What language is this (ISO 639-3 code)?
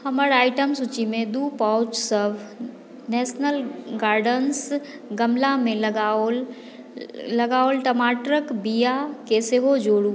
mai